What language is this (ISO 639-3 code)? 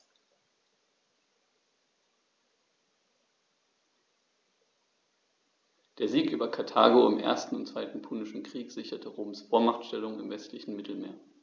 deu